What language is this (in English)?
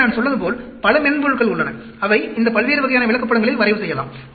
Tamil